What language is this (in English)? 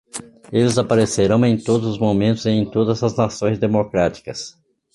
Portuguese